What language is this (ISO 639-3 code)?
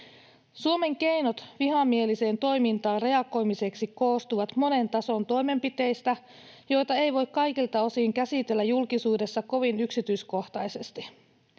fin